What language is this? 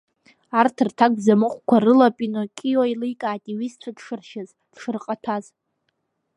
Abkhazian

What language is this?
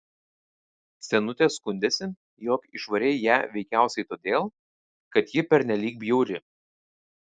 Lithuanian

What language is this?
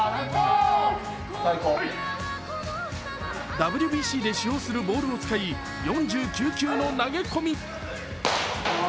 Japanese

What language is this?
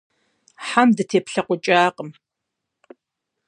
Kabardian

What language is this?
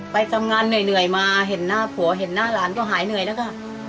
Thai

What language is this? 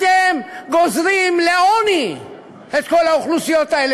Hebrew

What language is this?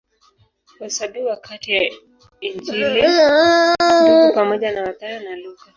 Swahili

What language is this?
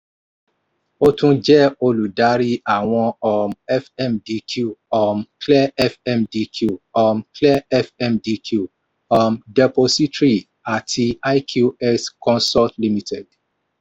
Yoruba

